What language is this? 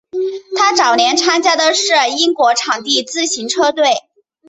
Chinese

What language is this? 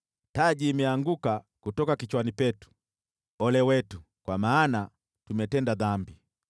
Swahili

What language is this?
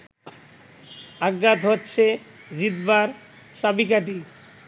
Bangla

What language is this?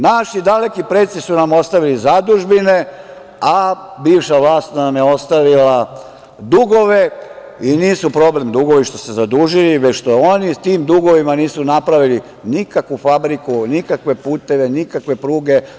Serbian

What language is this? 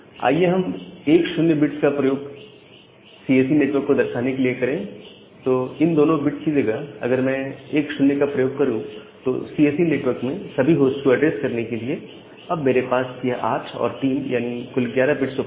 Hindi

